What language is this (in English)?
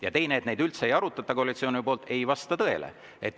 Estonian